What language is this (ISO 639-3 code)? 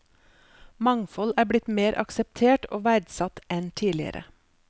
nor